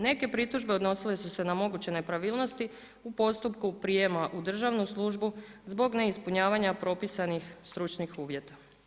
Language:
Croatian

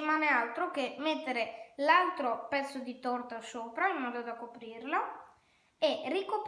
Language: Italian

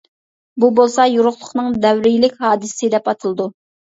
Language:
Uyghur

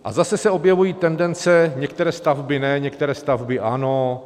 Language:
Czech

